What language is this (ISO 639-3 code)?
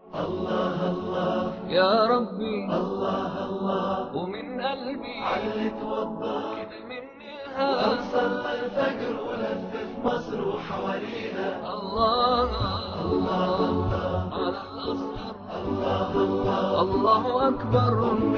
ara